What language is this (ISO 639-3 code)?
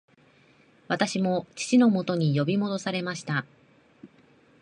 jpn